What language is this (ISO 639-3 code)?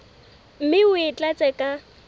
sot